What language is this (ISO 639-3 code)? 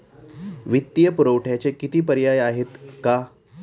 mar